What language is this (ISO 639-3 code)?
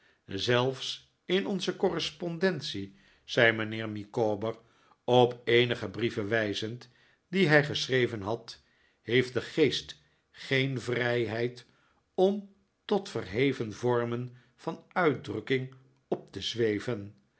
nld